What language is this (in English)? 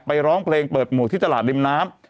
Thai